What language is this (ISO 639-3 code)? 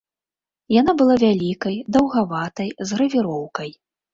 bel